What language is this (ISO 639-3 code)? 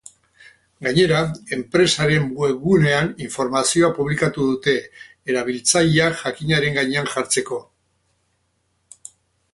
eus